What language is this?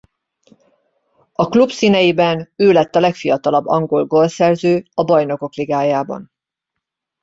Hungarian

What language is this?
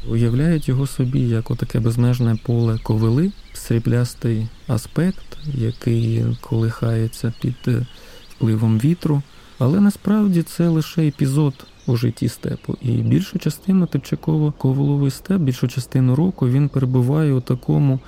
Ukrainian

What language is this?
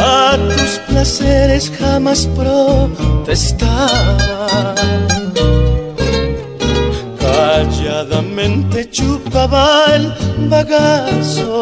Greek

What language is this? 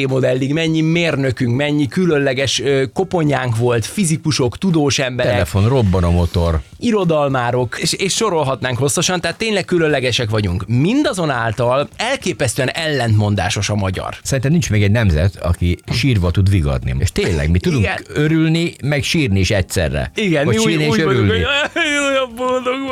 Hungarian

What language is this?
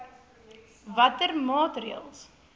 Afrikaans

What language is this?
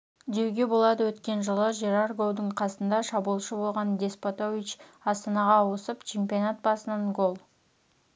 Kazakh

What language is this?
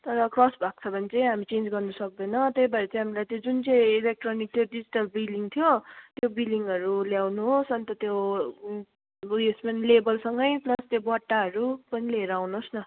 Nepali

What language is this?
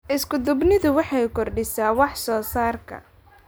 Somali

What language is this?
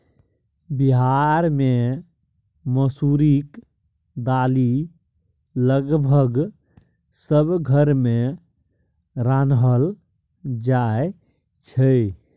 Maithili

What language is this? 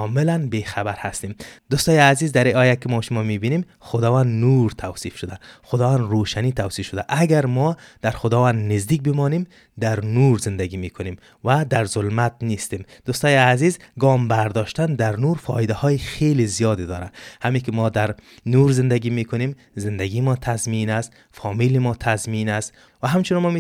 Persian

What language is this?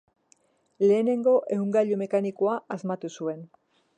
Basque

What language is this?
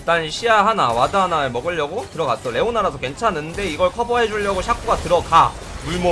Korean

